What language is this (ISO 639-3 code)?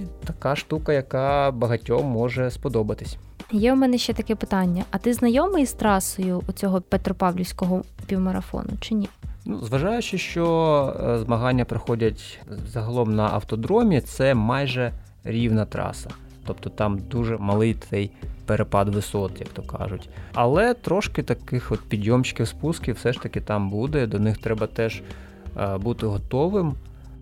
ukr